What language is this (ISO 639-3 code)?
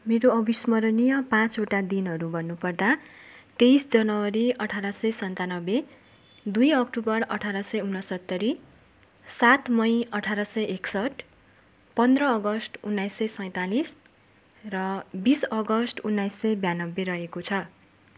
nep